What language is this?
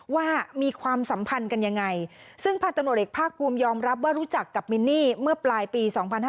Thai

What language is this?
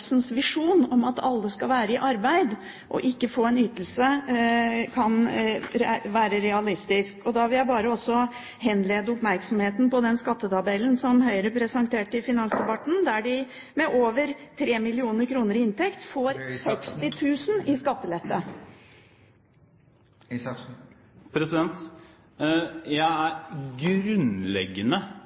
Norwegian Bokmål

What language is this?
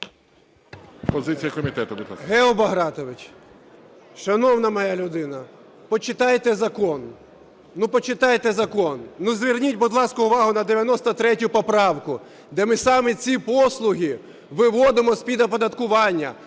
Ukrainian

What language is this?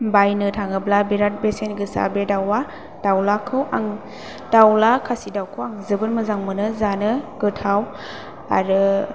Bodo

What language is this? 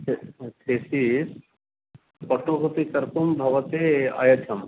Sanskrit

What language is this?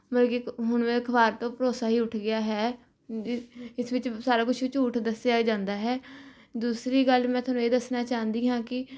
Punjabi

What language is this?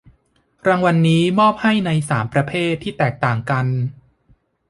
Thai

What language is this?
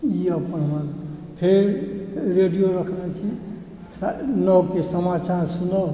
Maithili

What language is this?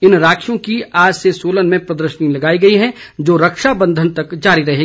Hindi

